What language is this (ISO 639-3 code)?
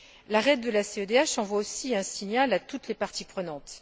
fra